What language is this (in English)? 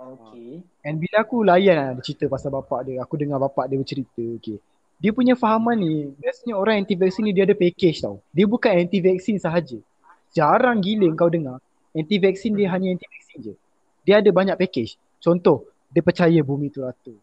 Malay